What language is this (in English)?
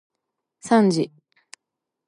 Japanese